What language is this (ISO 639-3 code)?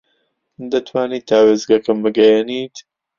ckb